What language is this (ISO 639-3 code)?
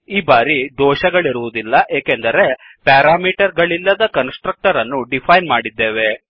kan